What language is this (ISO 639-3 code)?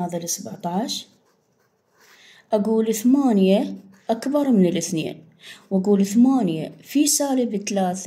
ara